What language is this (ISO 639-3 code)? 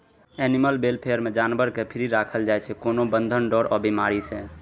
mai